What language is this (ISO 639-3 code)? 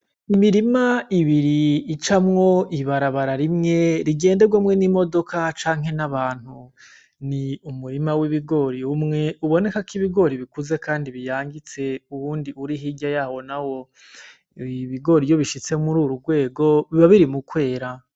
run